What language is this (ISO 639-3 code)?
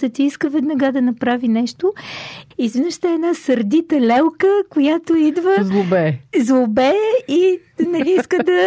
bul